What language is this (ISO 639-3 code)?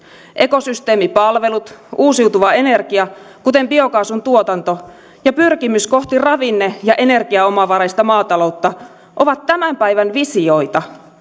fin